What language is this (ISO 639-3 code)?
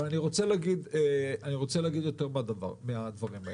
heb